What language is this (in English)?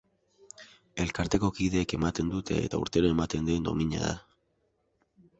Basque